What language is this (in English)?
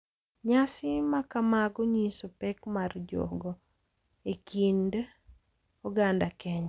Luo (Kenya and Tanzania)